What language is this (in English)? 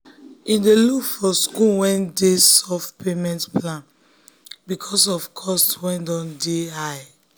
Nigerian Pidgin